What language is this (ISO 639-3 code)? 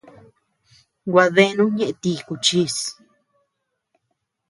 cux